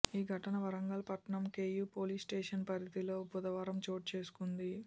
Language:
Telugu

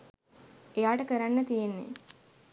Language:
Sinhala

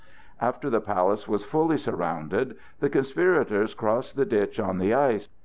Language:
English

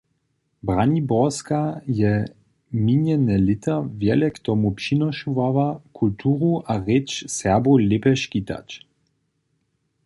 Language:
Upper Sorbian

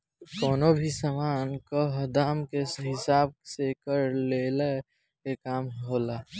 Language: Bhojpuri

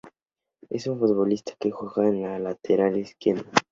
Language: Spanish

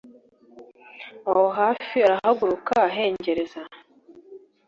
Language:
Kinyarwanda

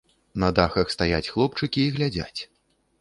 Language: Belarusian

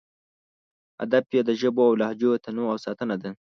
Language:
Pashto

